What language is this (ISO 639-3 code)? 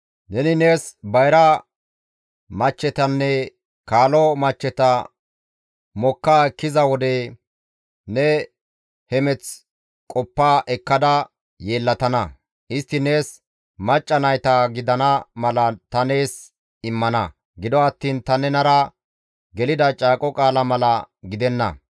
gmv